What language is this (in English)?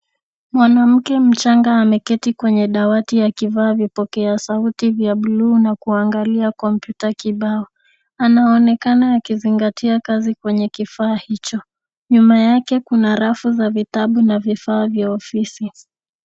Swahili